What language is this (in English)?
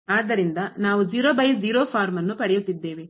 Kannada